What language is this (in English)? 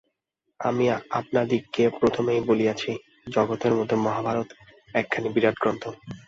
Bangla